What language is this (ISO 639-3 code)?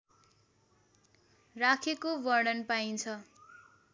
nep